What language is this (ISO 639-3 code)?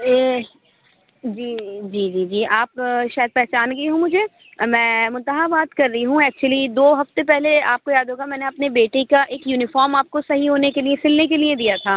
urd